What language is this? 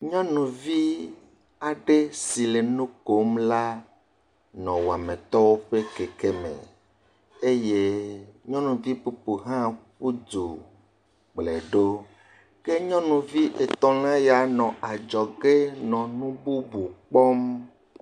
Ewe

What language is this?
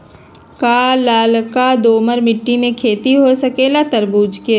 Magahi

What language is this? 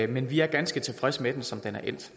Danish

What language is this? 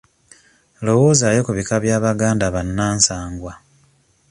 Ganda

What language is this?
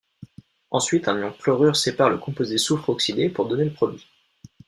French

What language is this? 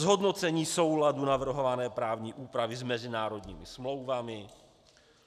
Czech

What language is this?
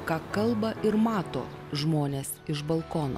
Lithuanian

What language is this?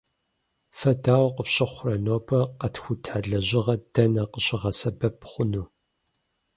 Kabardian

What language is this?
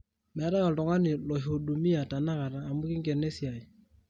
Masai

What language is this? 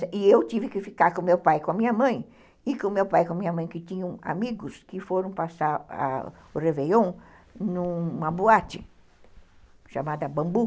Portuguese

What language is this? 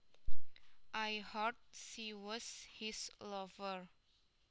Javanese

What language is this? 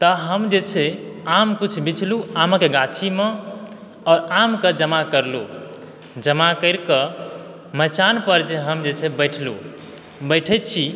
Maithili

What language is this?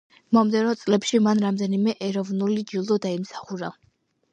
Georgian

